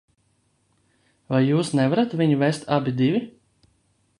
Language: Latvian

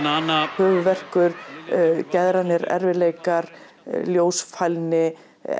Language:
Icelandic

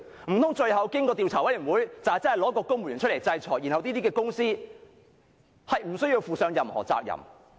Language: Cantonese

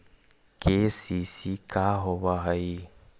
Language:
Magahi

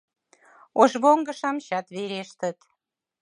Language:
Mari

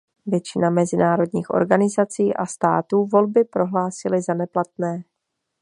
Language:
Czech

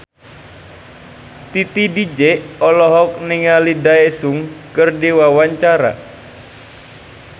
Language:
Sundanese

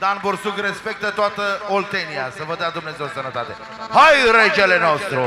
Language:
Romanian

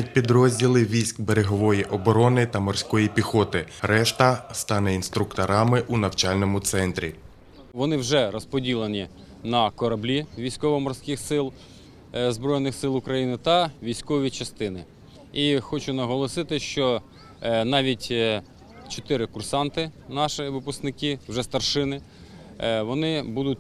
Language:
Ukrainian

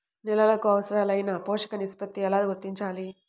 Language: Telugu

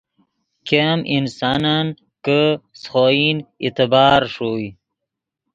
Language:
Yidgha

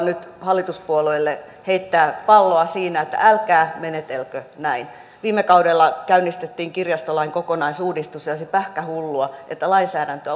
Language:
Finnish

